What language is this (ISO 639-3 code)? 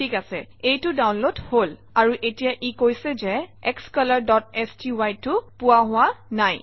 asm